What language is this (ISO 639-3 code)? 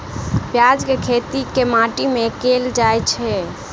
mai